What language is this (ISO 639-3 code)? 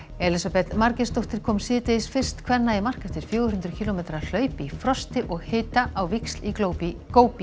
isl